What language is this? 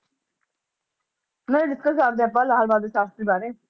Punjabi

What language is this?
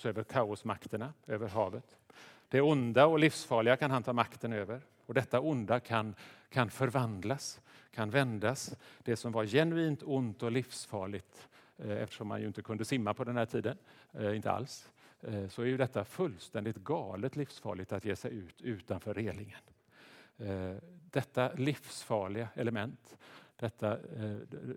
Swedish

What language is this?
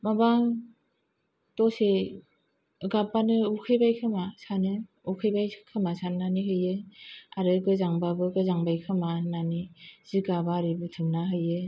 Bodo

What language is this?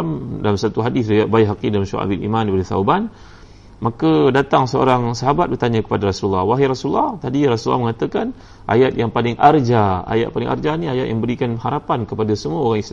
Malay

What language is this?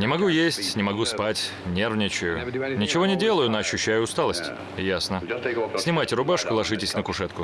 Russian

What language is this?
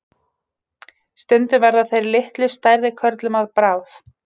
Icelandic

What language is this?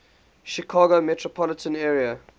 English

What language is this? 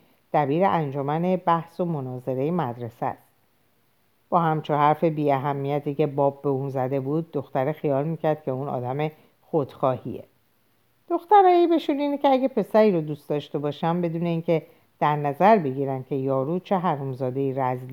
Persian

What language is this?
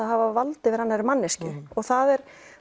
Icelandic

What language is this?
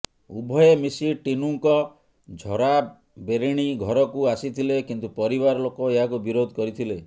Odia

